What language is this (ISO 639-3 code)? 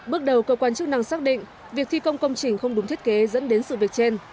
vie